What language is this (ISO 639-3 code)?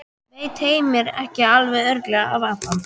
isl